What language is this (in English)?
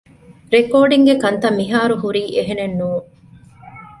Divehi